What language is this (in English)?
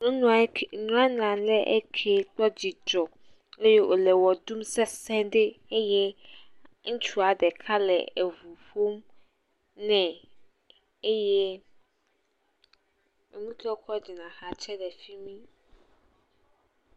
Ewe